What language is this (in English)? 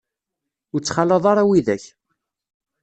Kabyle